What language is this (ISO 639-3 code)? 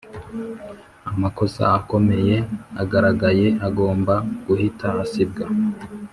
kin